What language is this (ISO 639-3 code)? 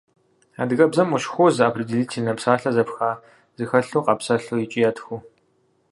kbd